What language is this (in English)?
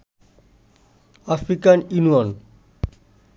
Bangla